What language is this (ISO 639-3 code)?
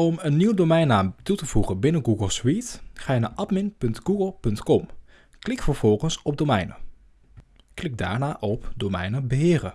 nld